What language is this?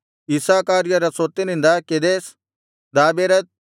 Kannada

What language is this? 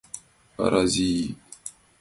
Mari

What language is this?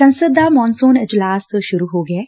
Punjabi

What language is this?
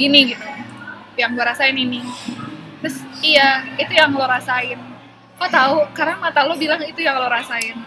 Indonesian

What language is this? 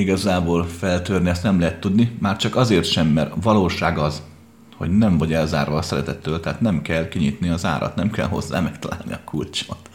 Hungarian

